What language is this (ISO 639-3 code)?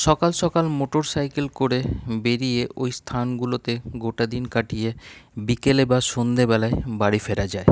ben